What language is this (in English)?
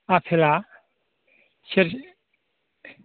Bodo